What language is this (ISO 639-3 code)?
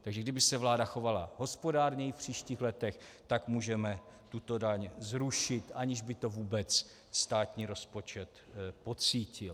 ces